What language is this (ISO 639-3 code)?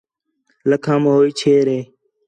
xhe